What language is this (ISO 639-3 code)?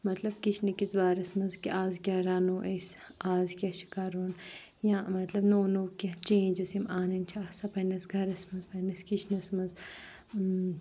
kas